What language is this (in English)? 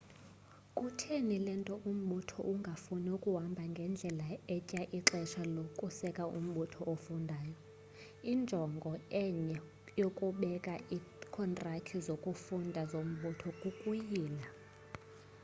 Xhosa